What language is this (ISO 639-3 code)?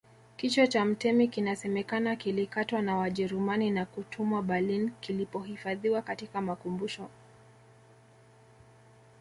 swa